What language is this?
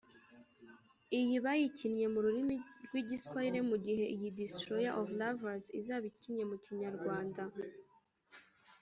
Kinyarwanda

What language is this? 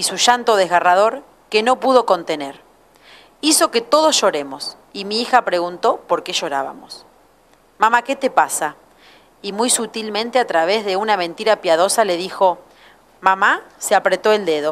Spanish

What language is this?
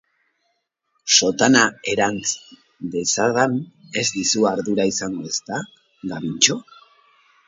Basque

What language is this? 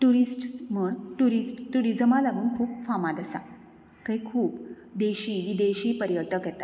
Konkani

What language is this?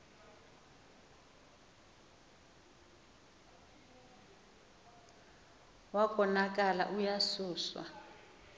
Xhosa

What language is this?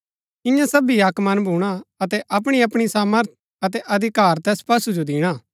Gaddi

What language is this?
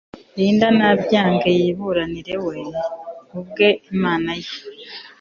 Kinyarwanda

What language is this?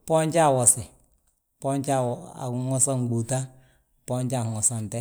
Balanta-Ganja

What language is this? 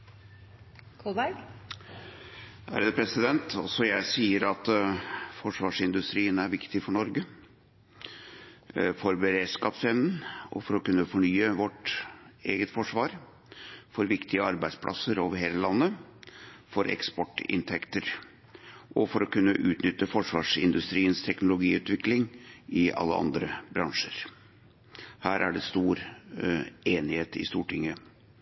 Norwegian Bokmål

